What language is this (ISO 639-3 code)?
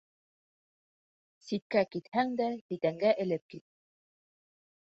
bak